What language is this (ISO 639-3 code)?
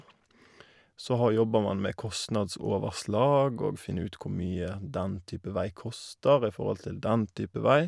nor